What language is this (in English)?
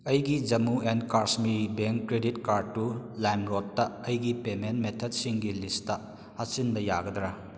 Manipuri